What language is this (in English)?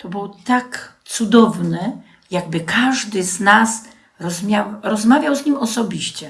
Polish